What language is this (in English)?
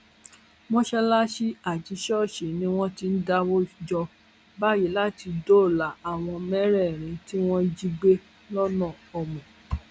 Yoruba